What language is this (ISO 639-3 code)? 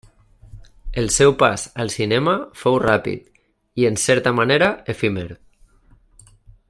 cat